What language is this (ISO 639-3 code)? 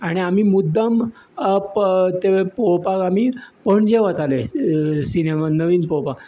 kok